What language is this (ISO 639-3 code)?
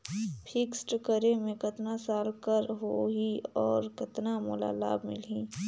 hne